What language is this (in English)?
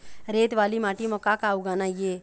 Chhattisgarhi